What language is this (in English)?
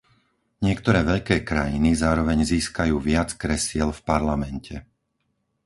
Slovak